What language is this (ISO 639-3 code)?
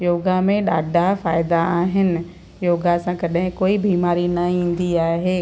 snd